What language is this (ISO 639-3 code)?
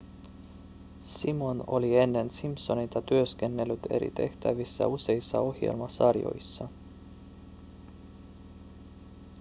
fin